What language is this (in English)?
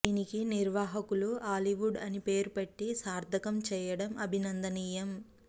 Telugu